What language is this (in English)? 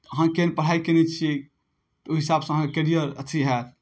Maithili